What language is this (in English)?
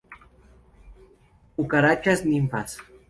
Spanish